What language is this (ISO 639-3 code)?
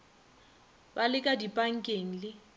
nso